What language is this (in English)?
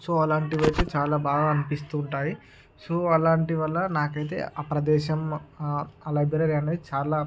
Telugu